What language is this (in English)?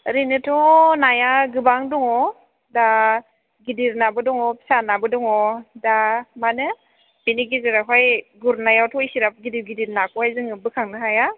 Bodo